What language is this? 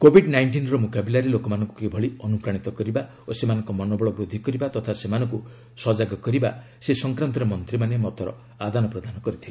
Odia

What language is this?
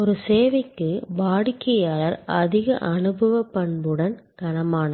Tamil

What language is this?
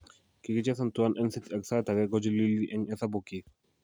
Kalenjin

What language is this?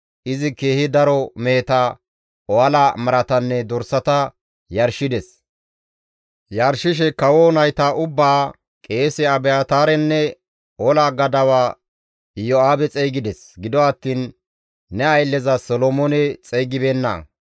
Gamo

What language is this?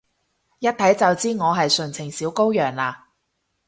Cantonese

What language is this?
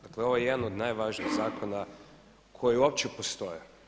Croatian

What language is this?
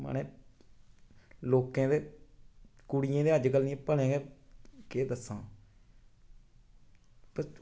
Dogri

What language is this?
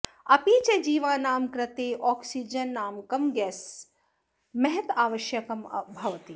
Sanskrit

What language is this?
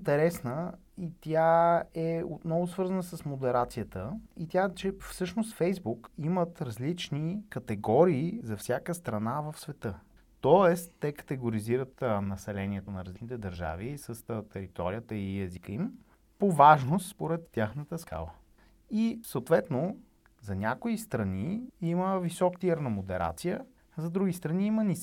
Bulgarian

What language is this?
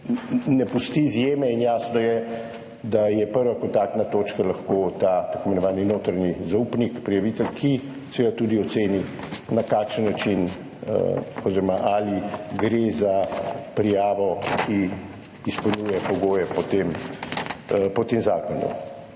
Slovenian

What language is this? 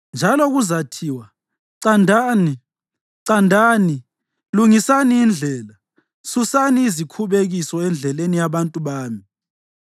North Ndebele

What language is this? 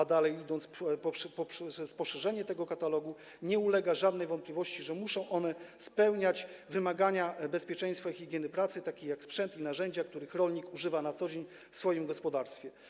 Polish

